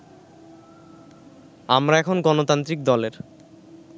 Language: Bangla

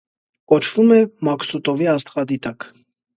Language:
Armenian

